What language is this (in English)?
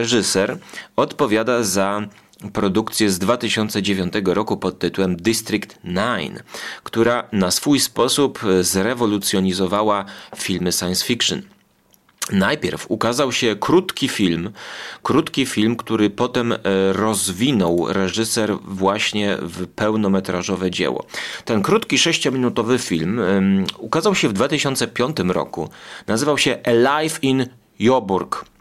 Polish